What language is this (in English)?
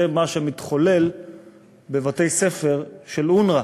Hebrew